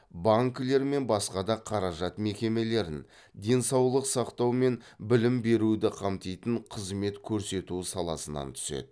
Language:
Kazakh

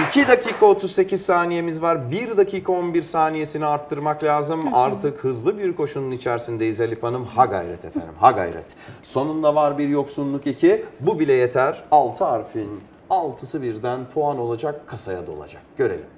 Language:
Turkish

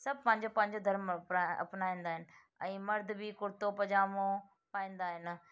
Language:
Sindhi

